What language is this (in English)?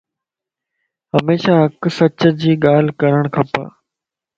Lasi